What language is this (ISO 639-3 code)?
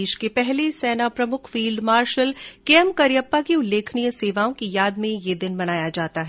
hin